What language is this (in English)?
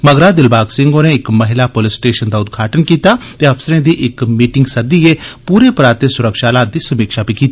Dogri